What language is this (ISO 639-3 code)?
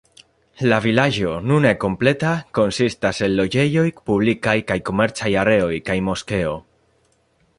epo